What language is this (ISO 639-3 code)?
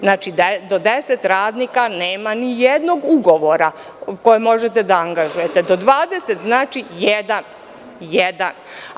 srp